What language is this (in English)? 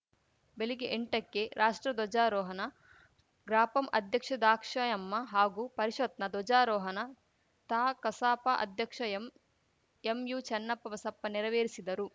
Kannada